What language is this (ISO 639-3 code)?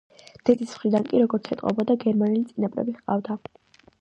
kat